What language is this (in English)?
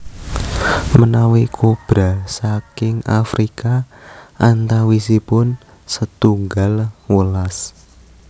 Javanese